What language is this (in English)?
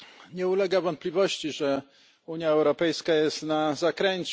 Polish